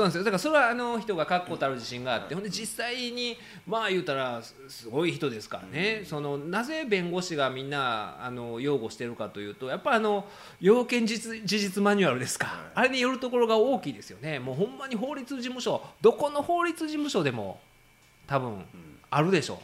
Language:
Japanese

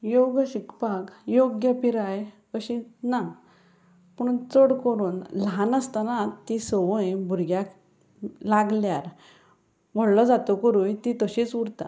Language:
Konkani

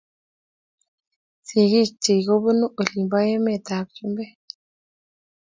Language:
Kalenjin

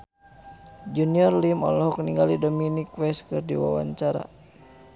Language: Sundanese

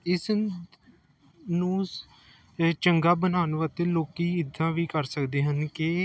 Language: Punjabi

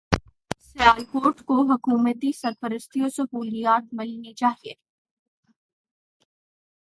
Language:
Urdu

